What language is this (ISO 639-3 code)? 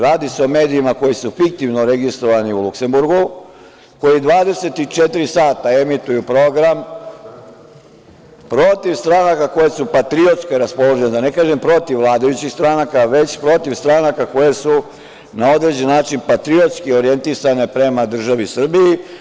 srp